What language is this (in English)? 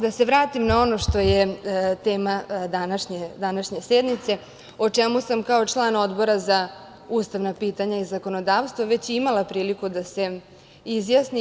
Serbian